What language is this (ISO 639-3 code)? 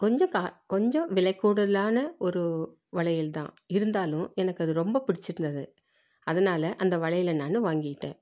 tam